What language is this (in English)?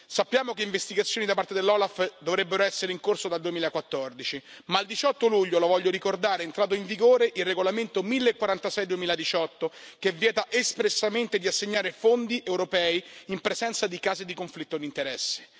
Italian